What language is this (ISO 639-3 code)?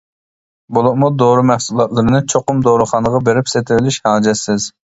uig